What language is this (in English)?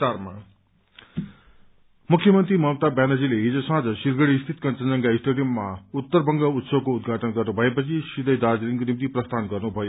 Nepali